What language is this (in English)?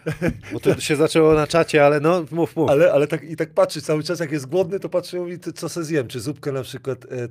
Polish